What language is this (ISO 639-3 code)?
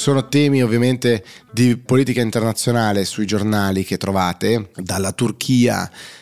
ita